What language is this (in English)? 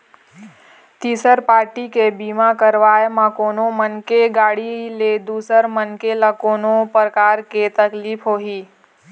Chhattisgarhi